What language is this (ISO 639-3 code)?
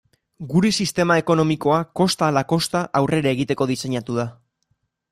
eus